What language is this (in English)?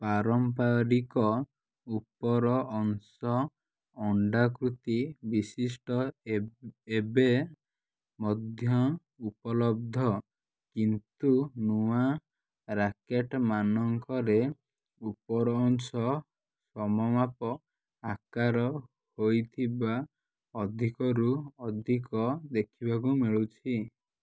Odia